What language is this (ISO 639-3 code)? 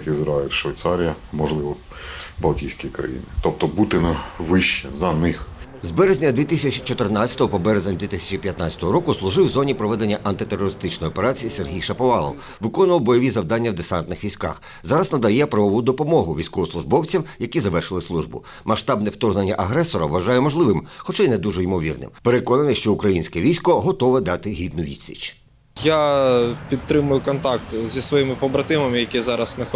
ukr